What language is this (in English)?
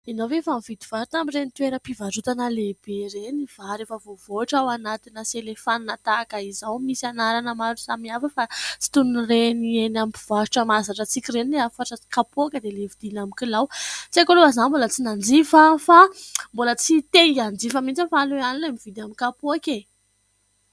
Malagasy